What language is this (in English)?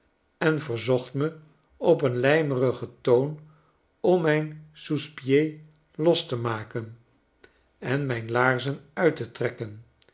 Dutch